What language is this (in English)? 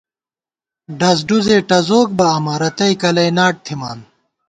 Gawar-Bati